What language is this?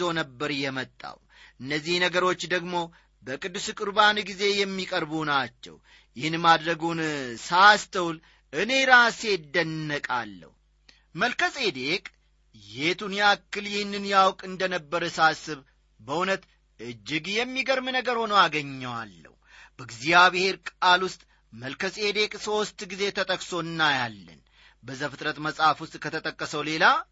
Amharic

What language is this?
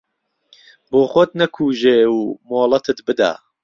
Central Kurdish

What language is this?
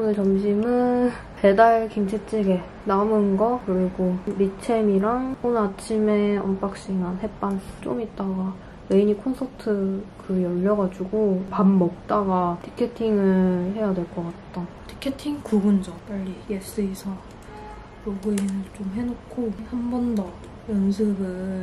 Korean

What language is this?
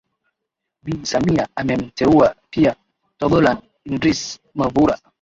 Swahili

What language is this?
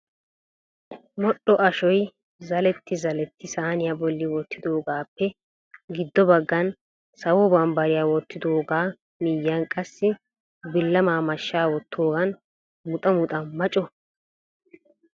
Wolaytta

